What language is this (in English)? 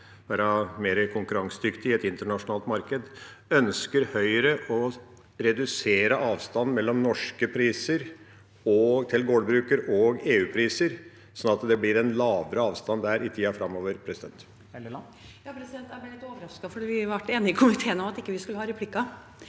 Norwegian